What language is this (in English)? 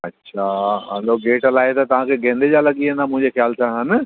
Sindhi